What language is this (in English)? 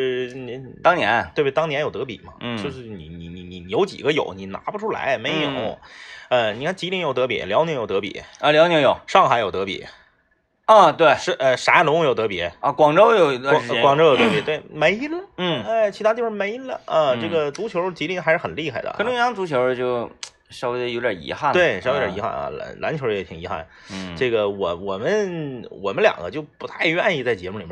Chinese